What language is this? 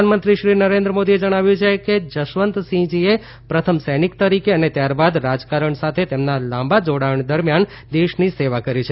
Gujarati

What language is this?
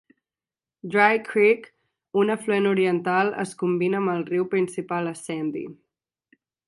Catalan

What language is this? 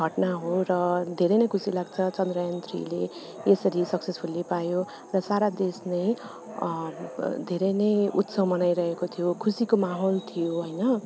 Nepali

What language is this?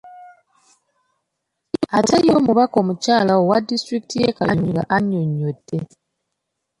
Ganda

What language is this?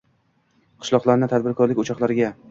Uzbek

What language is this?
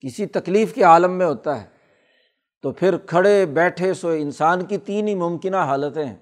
Urdu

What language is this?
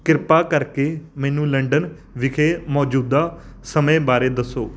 Punjabi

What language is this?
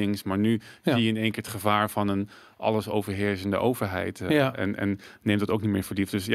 Dutch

